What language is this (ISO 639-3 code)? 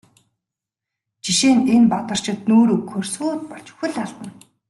mon